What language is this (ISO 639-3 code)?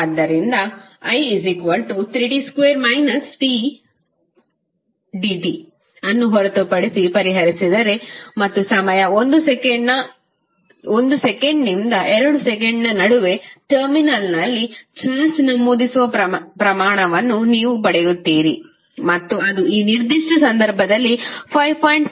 kan